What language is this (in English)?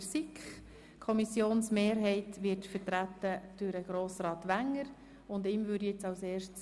Swiss German